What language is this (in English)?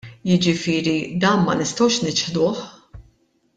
Maltese